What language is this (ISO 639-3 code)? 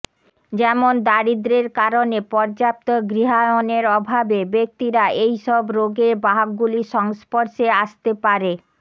ben